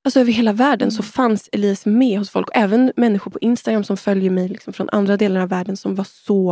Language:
Swedish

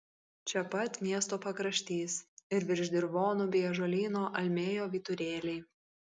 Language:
Lithuanian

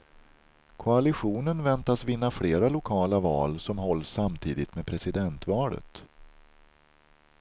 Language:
Swedish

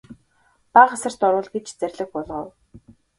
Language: Mongolian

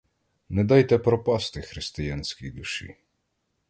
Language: Ukrainian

